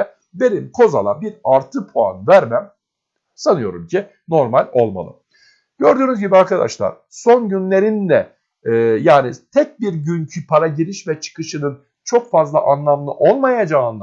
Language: Turkish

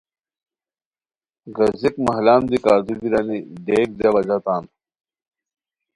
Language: Khowar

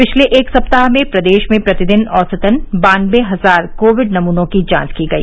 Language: Hindi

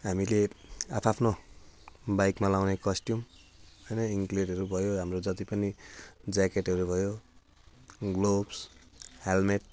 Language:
Nepali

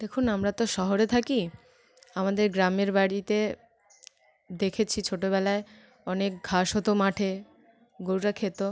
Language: Bangla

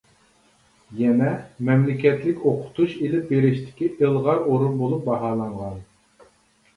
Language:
Uyghur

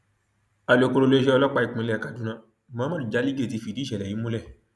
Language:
Yoruba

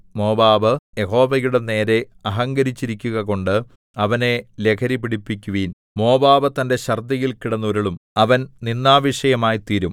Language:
Malayalam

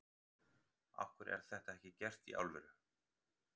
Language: Icelandic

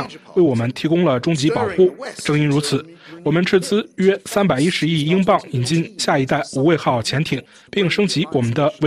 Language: Chinese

